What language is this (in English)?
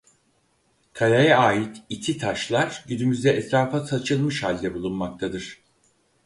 Turkish